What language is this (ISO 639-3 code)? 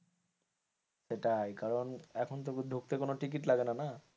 ben